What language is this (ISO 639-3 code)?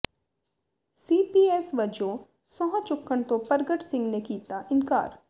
pan